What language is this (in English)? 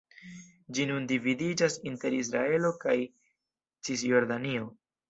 Esperanto